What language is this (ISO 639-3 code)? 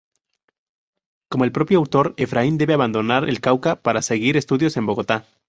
spa